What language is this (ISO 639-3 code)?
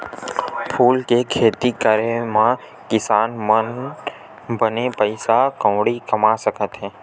hne